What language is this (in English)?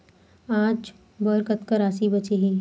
Chhattisgarhi